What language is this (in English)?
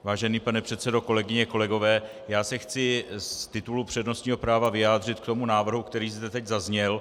Czech